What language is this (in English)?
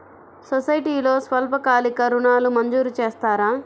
Telugu